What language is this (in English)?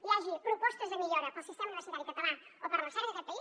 Catalan